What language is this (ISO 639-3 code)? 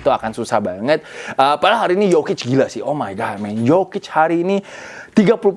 ind